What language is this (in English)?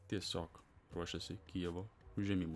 Lithuanian